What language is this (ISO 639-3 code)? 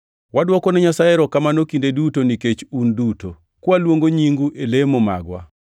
luo